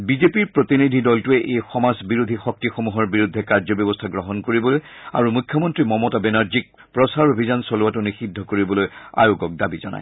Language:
Assamese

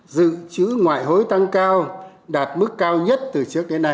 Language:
Vietnamese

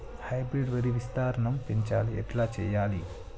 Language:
Telugu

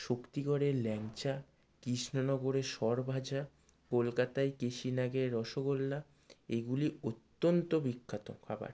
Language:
Bangla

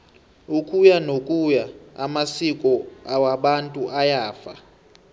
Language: South Ndebele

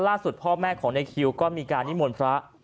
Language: Thai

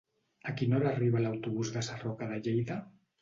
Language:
Catalan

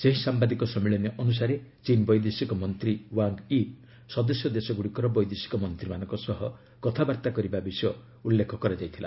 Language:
Odia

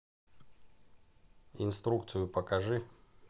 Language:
Russian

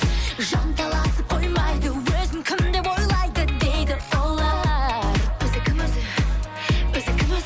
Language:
Kazakh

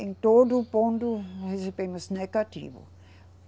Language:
Portuguese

